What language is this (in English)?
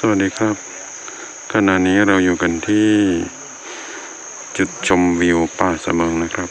Thai